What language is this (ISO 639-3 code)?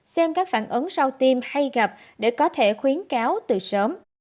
vie